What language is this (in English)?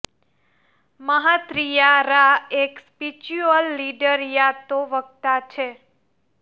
Gujarati